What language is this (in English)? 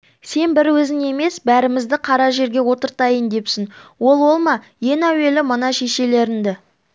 Kazakh